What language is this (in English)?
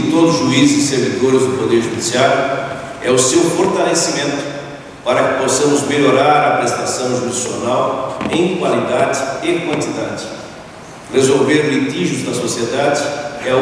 Portuguese